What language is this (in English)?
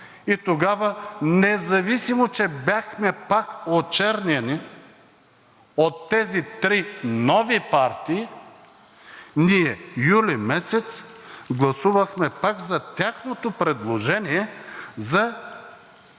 Bulgarian